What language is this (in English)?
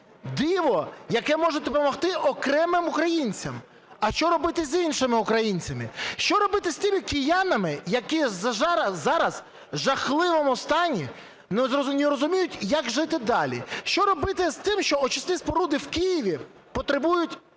Ukrainian